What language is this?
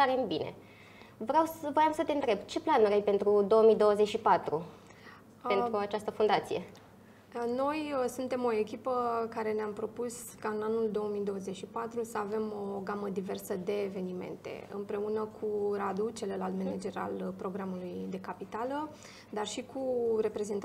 Romanian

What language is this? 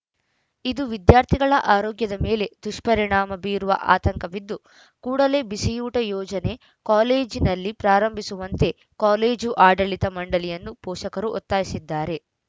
Kannada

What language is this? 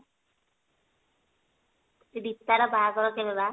Odia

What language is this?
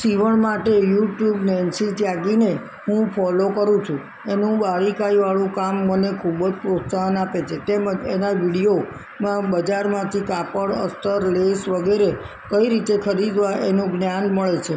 Gujarati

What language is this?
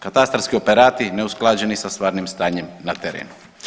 Croatian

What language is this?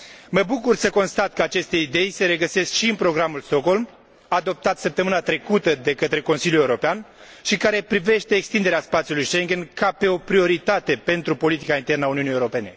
Romanian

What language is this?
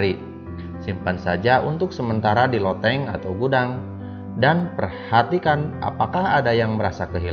Indonesian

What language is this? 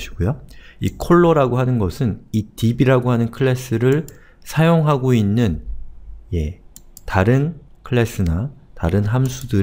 Korean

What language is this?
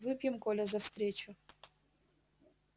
Russian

